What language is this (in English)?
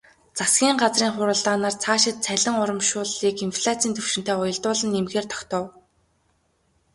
Mongolian